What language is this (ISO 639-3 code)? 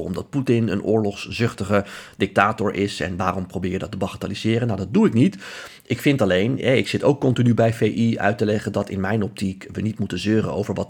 nld